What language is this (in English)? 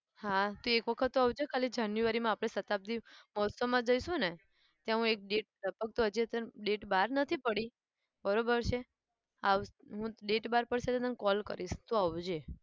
Gujarati